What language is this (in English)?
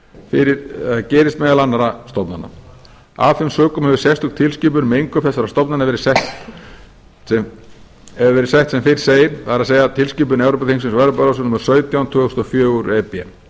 Icelandic